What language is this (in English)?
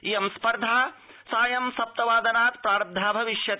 Sanskrit